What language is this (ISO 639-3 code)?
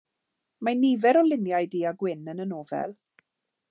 cym